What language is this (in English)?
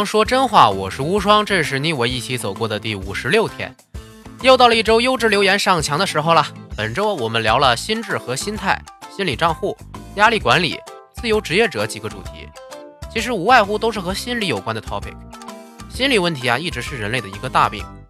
Chinese